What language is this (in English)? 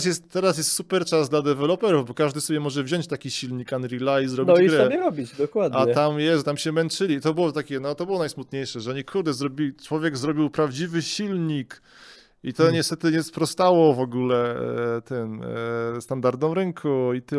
Polish